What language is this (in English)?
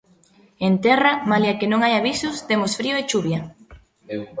Galician